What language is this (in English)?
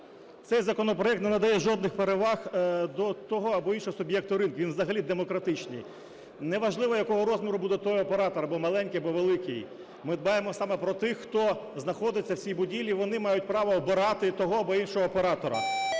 Ukrainian